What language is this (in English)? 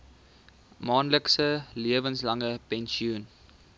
Afrikaans